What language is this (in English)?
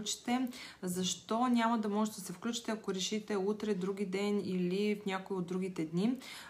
Bulgarian